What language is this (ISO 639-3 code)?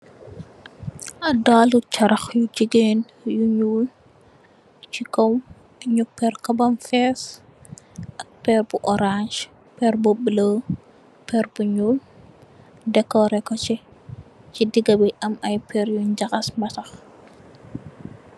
wol